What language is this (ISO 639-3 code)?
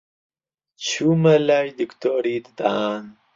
ckb